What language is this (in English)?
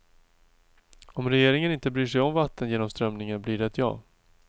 Swedish